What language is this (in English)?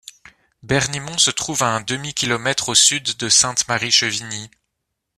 French